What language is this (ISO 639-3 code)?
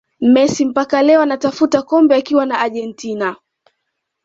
swa